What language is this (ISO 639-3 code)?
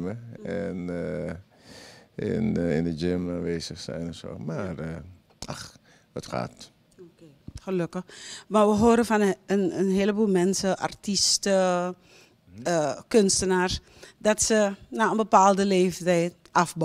nld